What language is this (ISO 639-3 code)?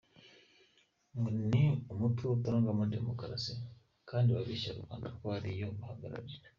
kin